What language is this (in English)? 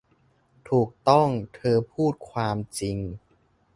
Thai